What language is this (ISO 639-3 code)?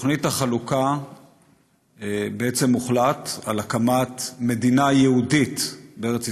heb